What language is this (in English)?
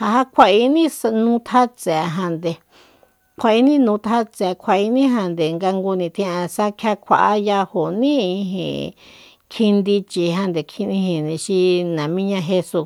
Soyaltepec Mazatec